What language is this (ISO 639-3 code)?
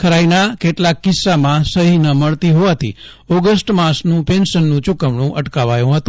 guj